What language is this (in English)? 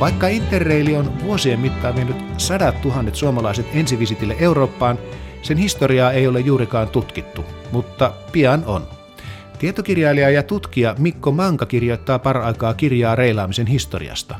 Finnish